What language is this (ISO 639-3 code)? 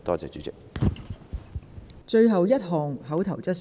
yue